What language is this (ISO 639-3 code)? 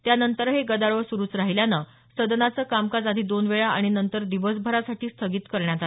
mar